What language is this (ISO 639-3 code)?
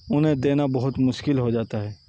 urd